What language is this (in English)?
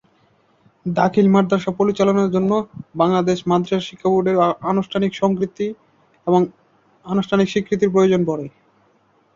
Bangla